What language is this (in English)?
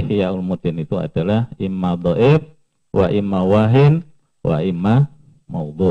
Indonesian